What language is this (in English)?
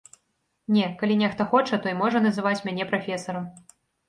Belarusian